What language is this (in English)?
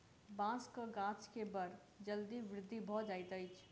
Maithili